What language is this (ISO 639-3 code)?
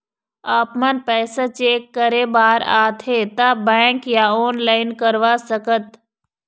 hne